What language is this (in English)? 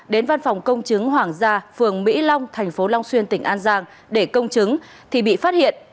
Vietnamese